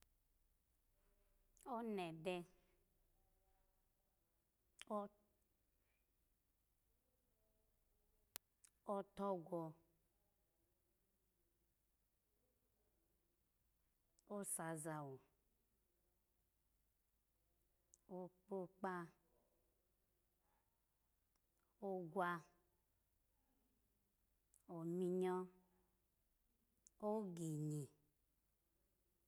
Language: Alago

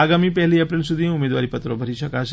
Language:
Gujarati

